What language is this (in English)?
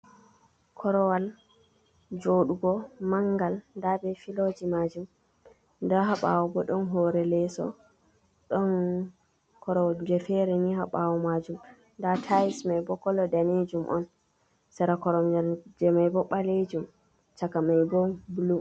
Fula